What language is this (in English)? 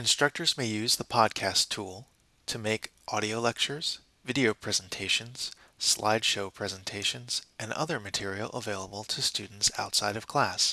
English